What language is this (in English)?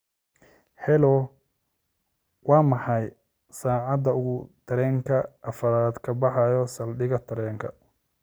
Somali